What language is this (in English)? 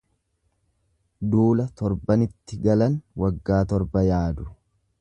Oromo